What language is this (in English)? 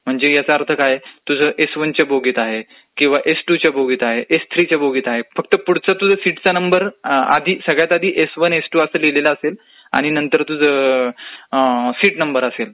Marathi